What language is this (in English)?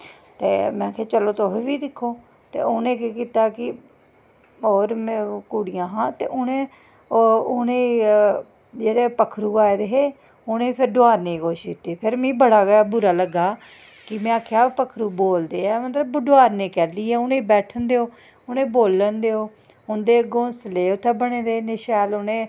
Dogri